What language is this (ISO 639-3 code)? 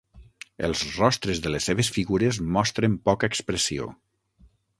cat